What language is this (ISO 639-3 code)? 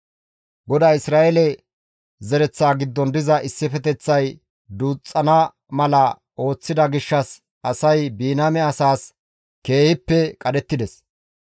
gmv